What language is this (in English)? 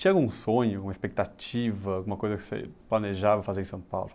Portuguese